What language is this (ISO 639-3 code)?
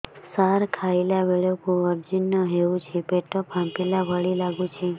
ori